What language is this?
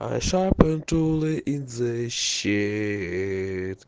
Russian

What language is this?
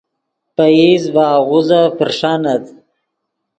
Yidgha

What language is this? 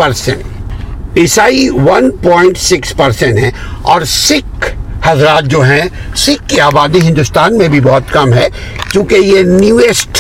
Urdu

